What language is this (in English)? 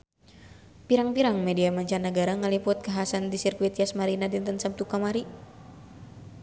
Sundanese